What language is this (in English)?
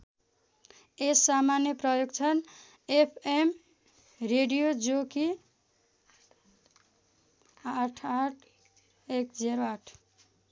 Nepali